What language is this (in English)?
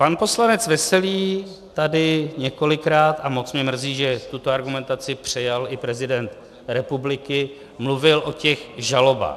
Czech